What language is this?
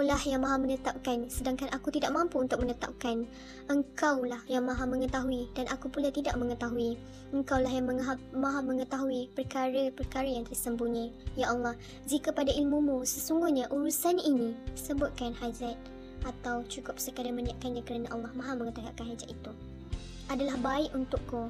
Malay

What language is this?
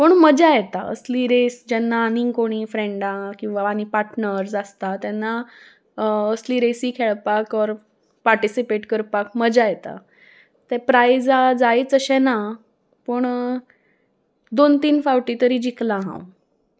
Konkani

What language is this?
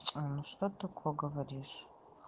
Russian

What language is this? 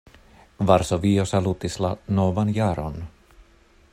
Esperanto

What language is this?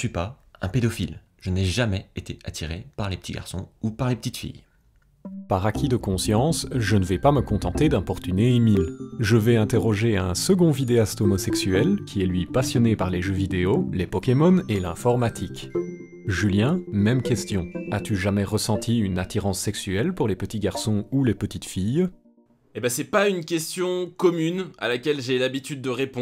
French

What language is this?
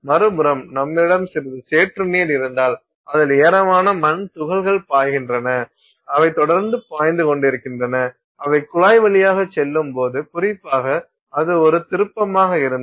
Tamil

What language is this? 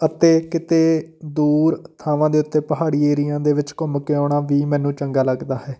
Punjabi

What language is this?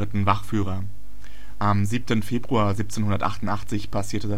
German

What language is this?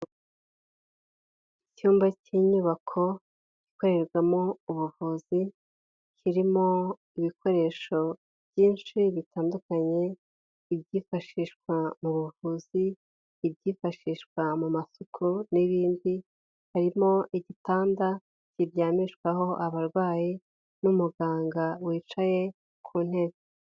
Kinyarwanda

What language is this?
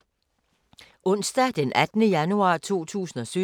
Danish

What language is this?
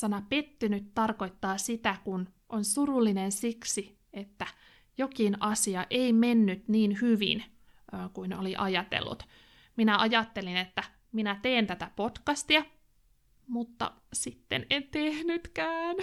Finnish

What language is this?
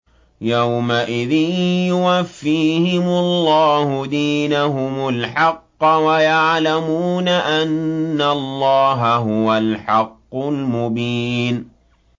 Arabic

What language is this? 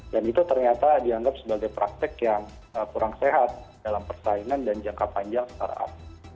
Indonesian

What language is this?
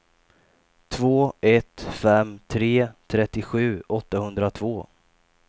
Swedish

